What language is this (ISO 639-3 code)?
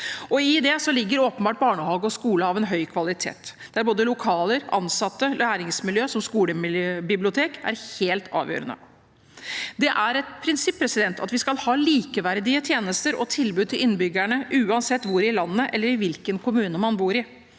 nor